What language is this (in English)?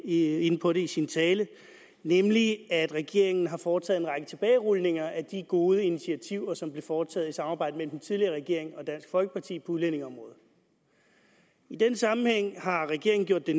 Danish